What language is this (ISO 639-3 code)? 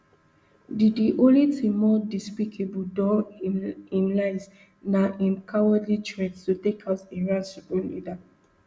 pcm